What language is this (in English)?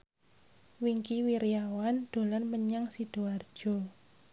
Javanese